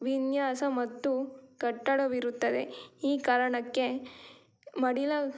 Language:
Kannada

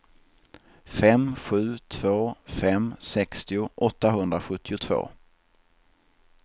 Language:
Swedish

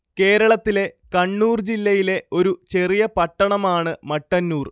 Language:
Malayalam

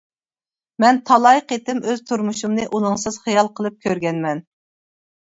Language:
Uyghur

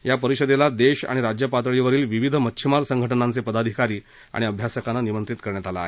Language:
Marathi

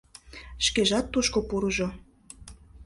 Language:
Mari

